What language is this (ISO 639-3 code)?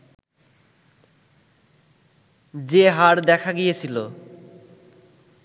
ben